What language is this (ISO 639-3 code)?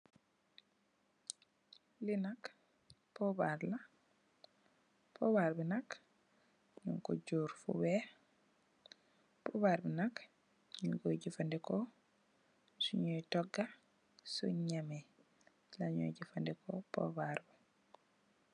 wol